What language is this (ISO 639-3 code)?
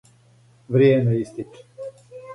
srp